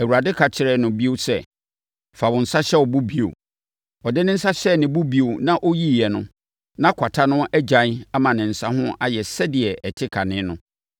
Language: Akan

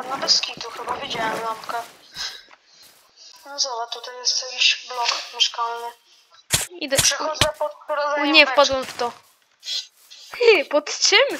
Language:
Polish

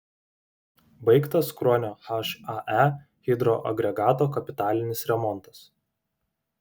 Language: Lithuanian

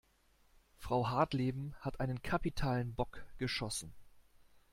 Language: German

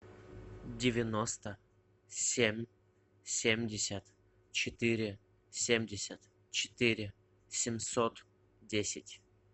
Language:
Russian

